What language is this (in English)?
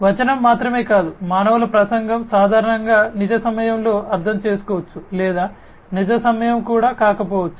Telugu